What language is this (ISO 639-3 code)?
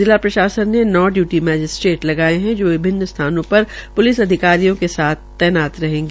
hin